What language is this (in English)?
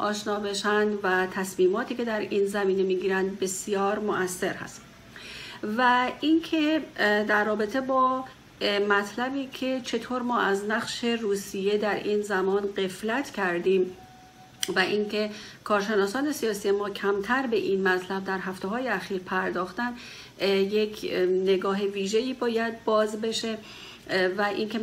Persian